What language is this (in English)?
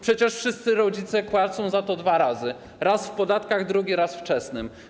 Polish